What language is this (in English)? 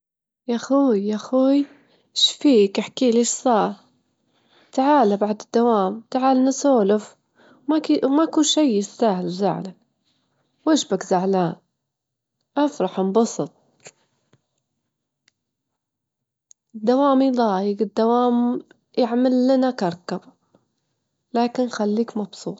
Gulf Arabic